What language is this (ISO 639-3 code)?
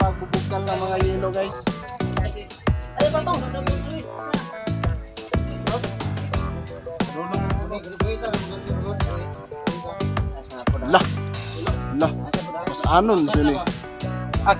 ind